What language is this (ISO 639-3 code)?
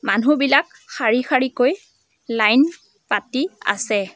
asm